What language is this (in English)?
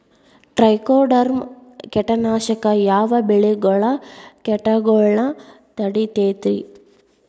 Kannada